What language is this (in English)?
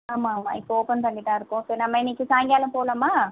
Tamil